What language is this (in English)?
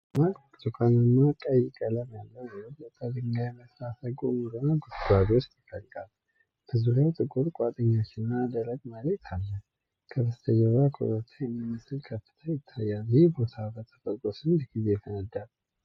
Amharic